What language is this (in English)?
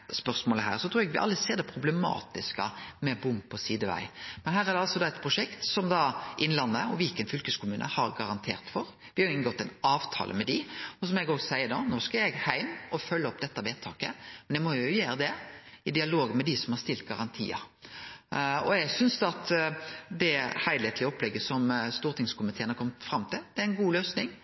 Norwegian Nynorsk